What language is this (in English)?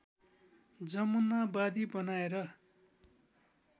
Nepali